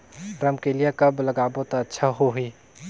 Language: Chhattisgarhi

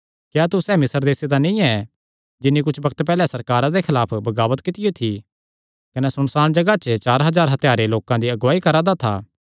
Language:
Kangri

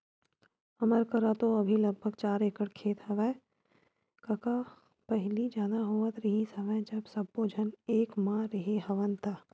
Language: Chhattisgarhi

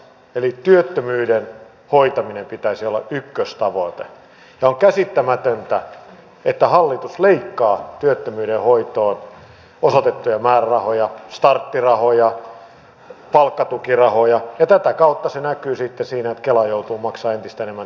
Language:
Finnish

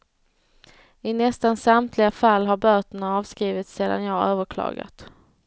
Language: Swedish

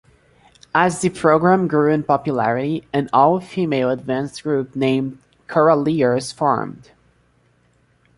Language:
English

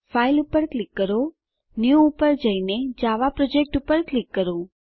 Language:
Gujarati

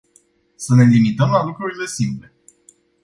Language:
Romanian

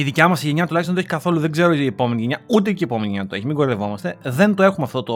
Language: Greek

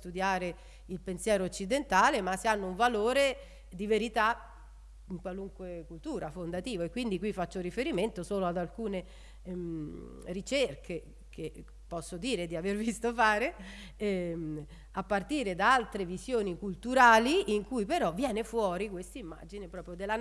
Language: Italian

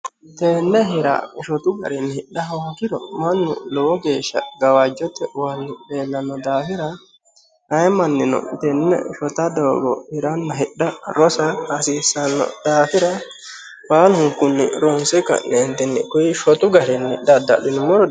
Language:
Sidamo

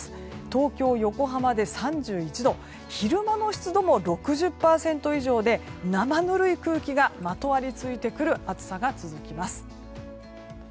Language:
Japanese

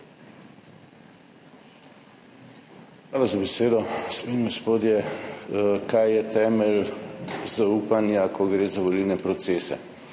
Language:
Slovenian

